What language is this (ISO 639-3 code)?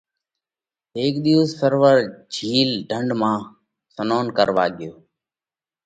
kvx